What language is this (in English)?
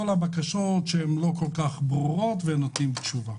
Hebrew